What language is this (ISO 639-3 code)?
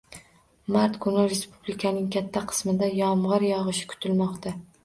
uzb